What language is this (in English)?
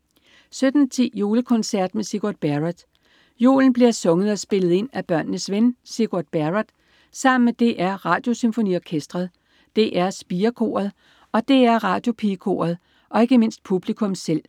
Danish